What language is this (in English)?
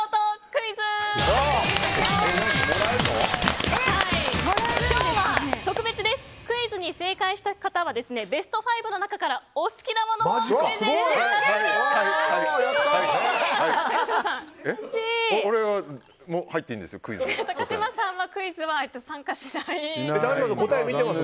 Japanese